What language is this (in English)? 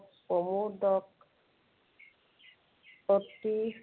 Assamese